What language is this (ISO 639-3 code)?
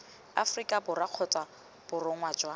tsn